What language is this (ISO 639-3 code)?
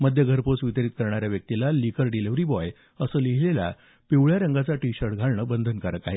mar